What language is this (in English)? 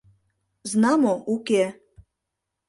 Mari